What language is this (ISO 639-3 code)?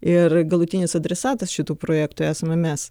lit